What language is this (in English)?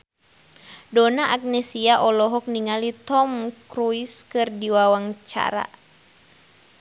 Sundanese